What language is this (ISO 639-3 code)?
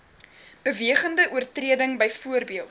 afr